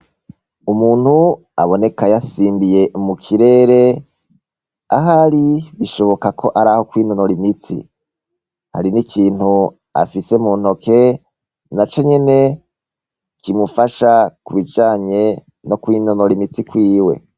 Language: Rundi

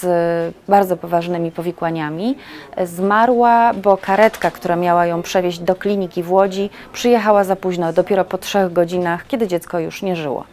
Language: Polish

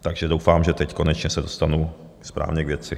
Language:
Czech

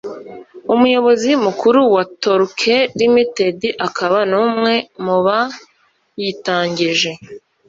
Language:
Kinyarwanda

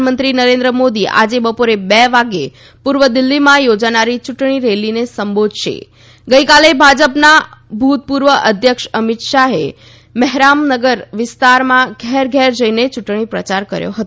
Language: Gujarati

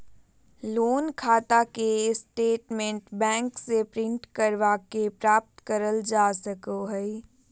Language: Magahi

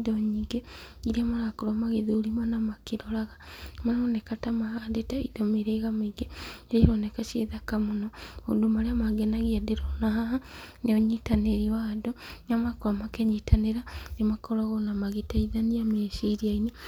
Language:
Kikuyu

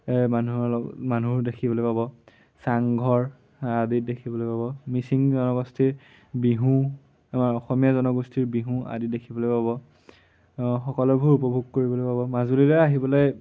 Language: Assamese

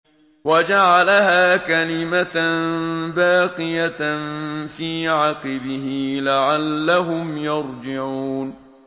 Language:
Arabic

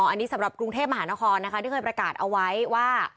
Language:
Thai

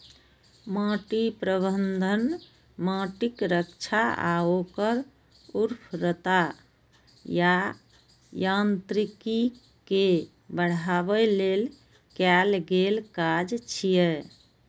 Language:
Maithili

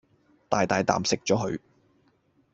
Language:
Cantonese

